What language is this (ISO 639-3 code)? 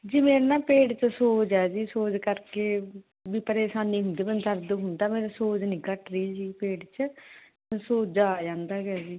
pan